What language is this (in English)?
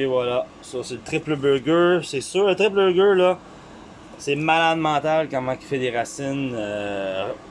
French